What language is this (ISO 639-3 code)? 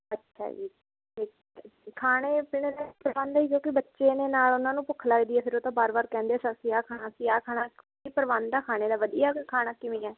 pan